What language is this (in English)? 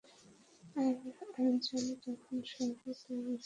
Bangla